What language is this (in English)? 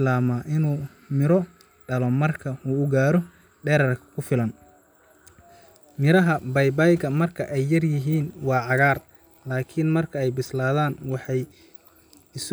Somali